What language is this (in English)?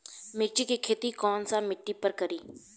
Bhojpuri